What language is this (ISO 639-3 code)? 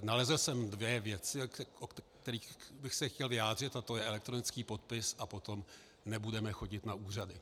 ces